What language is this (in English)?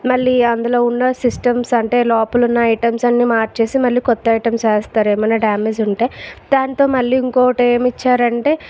Telugu